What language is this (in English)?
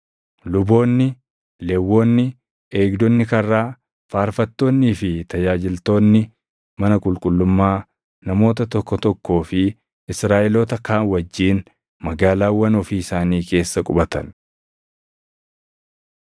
Oromo